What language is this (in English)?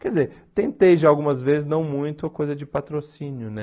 Portuguese